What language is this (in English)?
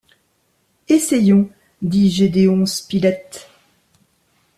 French